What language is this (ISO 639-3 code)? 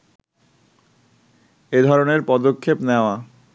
ben